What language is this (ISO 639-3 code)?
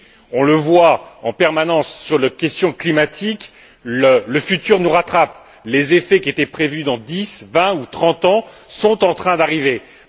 fra